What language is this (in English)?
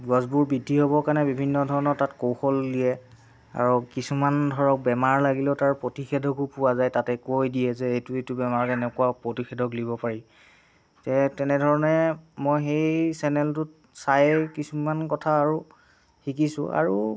Assamese